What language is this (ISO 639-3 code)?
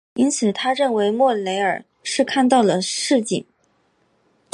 zho